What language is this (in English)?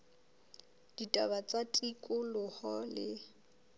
Southern Sotho